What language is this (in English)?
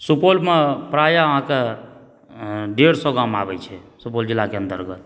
Maithili